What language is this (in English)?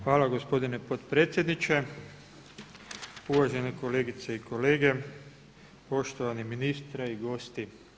Croatian